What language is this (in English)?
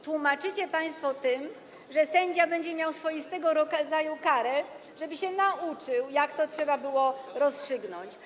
Polish